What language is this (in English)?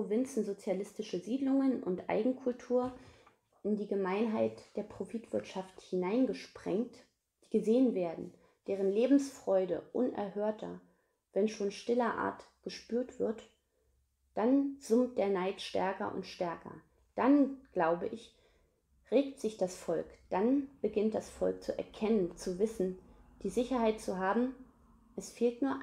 German